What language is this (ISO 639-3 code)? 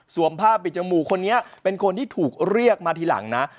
tha